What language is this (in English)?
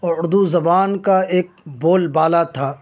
Urdu